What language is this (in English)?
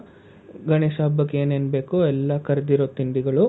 Kannada